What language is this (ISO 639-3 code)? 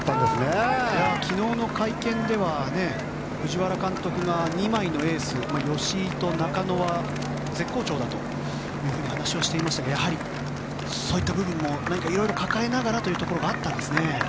jpn